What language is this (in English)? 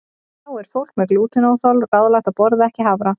Icelandic